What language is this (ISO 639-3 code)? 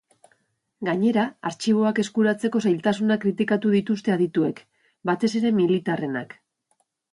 eus